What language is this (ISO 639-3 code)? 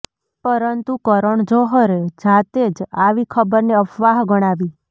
guj